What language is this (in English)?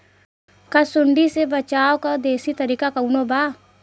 Bhojpuri